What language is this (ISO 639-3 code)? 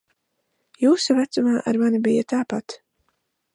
lav